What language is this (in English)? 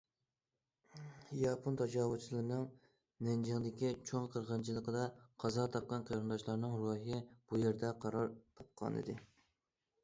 Uyghur